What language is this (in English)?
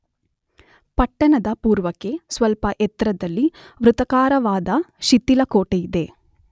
Kannada